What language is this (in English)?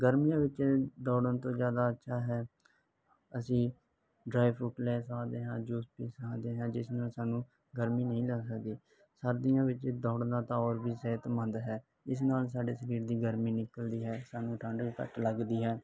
Punjabi